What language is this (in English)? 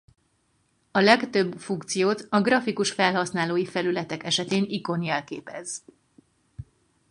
Hungarian